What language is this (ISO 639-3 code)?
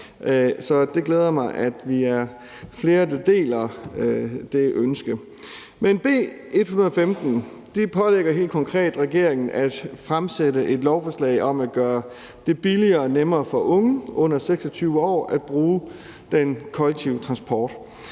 dan